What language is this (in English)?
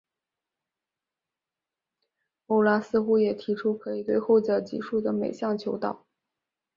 Chinese